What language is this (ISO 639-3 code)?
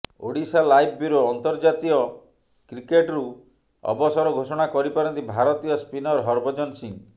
ori